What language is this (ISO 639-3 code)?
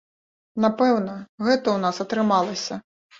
bel